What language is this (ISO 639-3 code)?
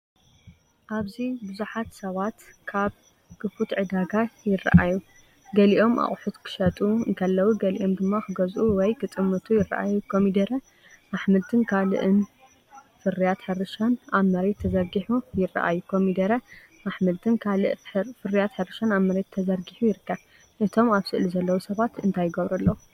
tir